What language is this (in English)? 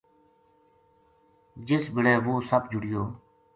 Gujari